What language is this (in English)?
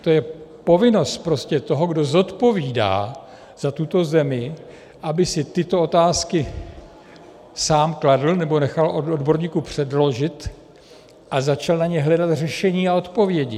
Czech